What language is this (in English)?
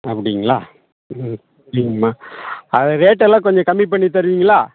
Tamil